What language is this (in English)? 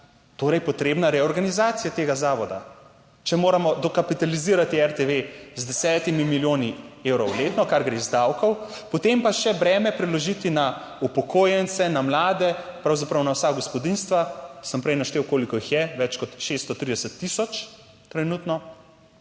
Slovenian